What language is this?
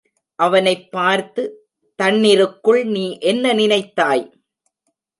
Tamil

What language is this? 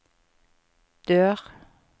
Norwegian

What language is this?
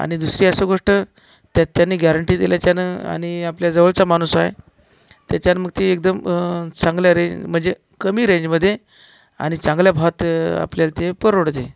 Marathi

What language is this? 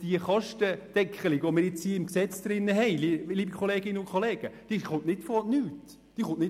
Swiss German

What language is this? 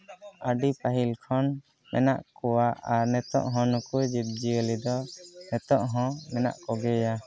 Santali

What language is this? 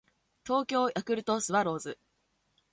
Japanese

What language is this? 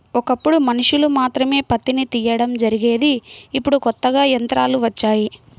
Telugu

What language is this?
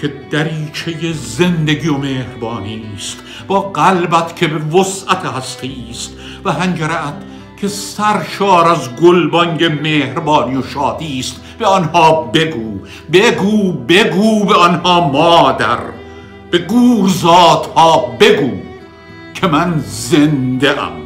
Persian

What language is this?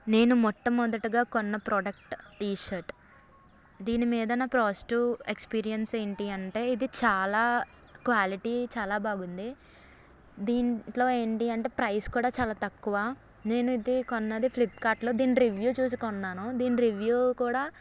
Telugu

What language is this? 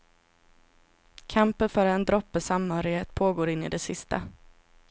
Swedish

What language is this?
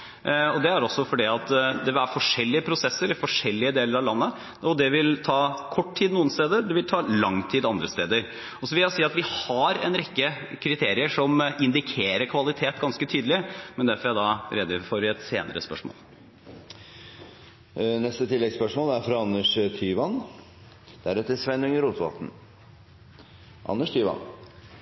Norwegian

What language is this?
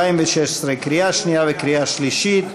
Hebrew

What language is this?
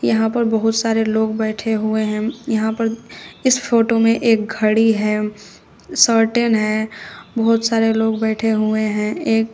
Hindi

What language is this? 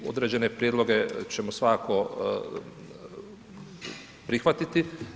Croatian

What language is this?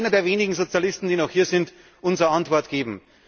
German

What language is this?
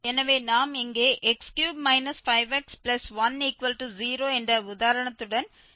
Tamil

